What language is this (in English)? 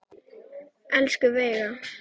Icelandic